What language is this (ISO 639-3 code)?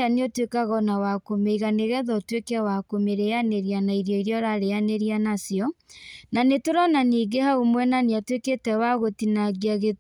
kik